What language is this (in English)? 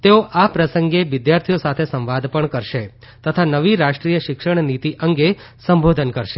Gujarati